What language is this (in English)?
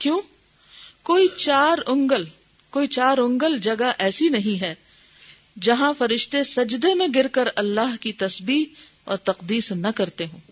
Urdu